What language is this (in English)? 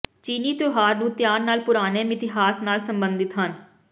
Punjabi